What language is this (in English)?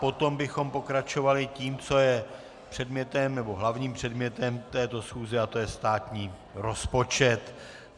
Czech